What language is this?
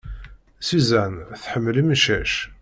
Kabyle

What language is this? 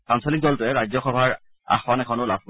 Assamese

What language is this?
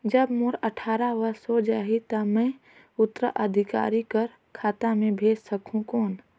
Chhattisgarhi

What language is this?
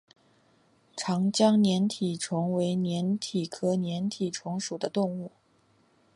Chinese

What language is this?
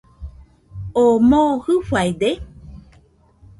Nüpode Huitoto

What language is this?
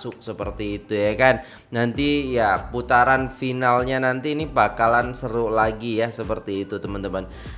Indonesian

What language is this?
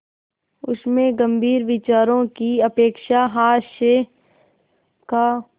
Hindi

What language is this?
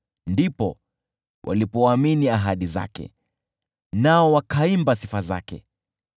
Swahili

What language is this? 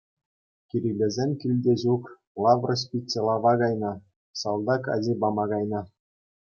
Chuvash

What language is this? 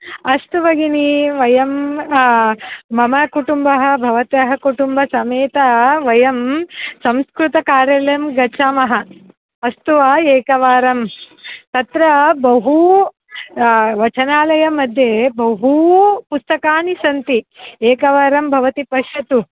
Sanskrit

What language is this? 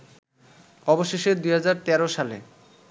Bangla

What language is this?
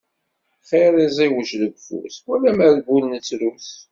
Kabyle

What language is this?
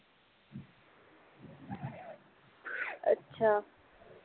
Punjabi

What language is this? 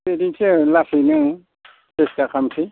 Bodo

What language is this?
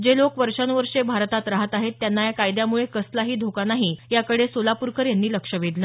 Marathi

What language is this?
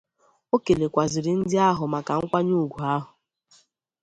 Igbo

